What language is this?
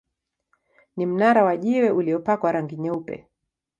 Swahili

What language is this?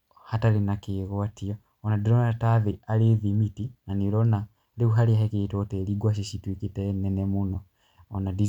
Kikuyu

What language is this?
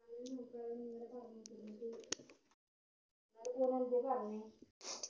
Malayalam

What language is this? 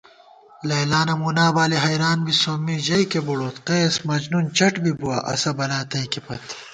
Gawar-Bati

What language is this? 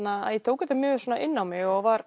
Icelandic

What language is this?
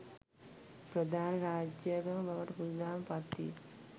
Sinhala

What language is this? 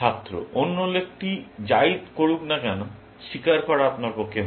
Bangla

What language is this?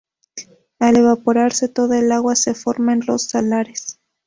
Spanish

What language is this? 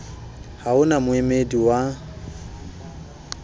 Southern Sotho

